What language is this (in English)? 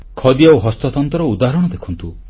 Odia